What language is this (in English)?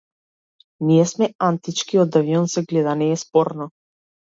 Macedonian